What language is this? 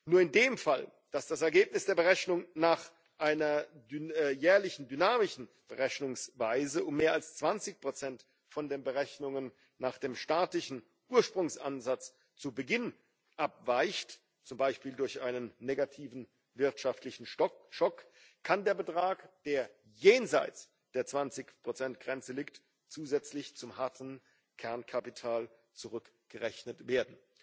German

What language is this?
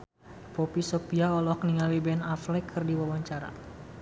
Sundanese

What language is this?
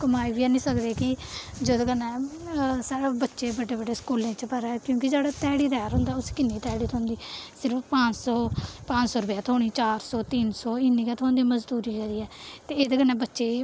Dogri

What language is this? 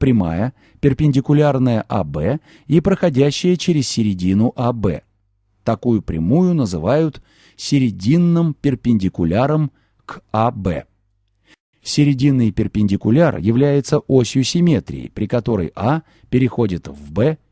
Russian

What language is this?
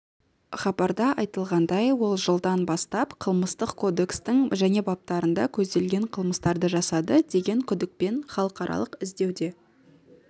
Kazakh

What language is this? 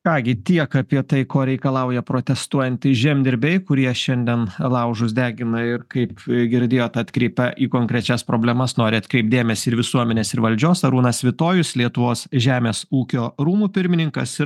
Lithuanian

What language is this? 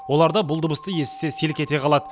Kazakh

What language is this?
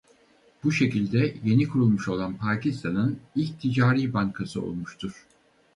Turkish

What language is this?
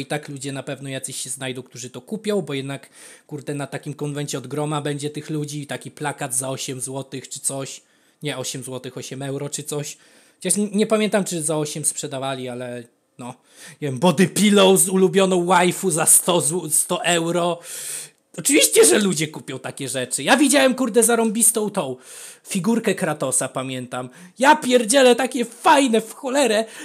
Polish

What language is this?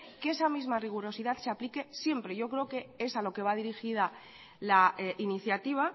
Spanish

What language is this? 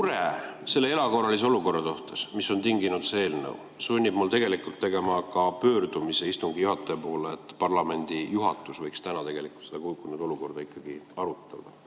Estonian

